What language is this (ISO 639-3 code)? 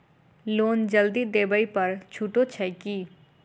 mai